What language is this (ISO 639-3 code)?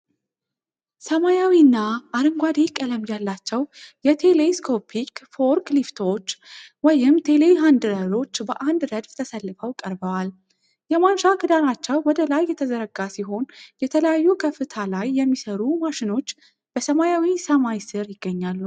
amh